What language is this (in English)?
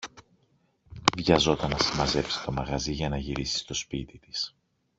Greek